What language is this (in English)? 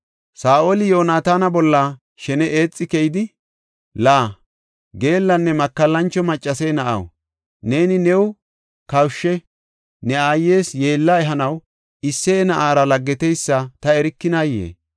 Gofa